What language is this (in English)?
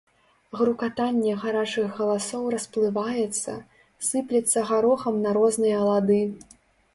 Belarusian